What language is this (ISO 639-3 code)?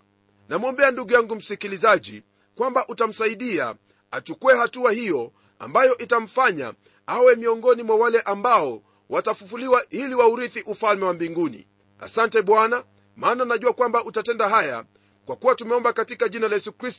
swa